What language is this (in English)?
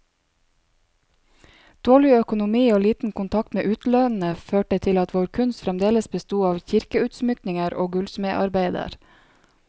Norwegian